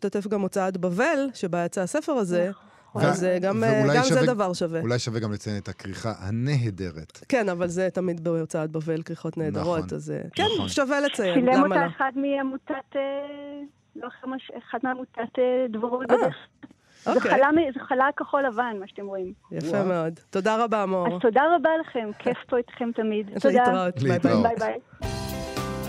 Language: Hebrew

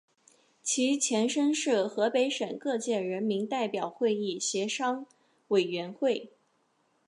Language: Chinese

